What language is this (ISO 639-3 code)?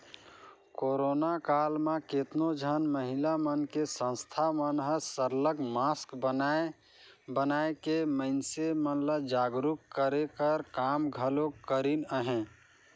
hne